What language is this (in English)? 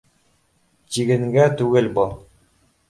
Bashkir